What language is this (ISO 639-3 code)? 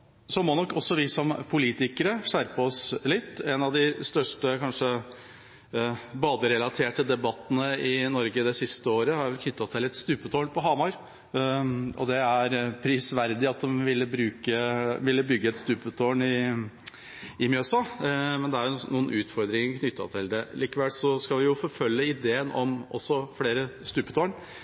nob